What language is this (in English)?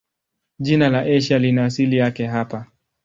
Swahili